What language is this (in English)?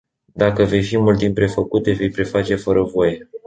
Romanian